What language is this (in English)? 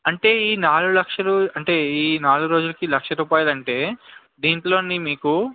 Telugu